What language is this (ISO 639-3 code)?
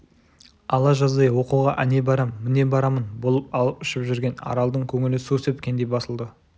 kaz